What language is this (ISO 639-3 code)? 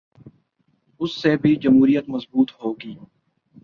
urd